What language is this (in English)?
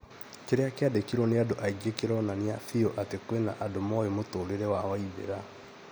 Kikuyu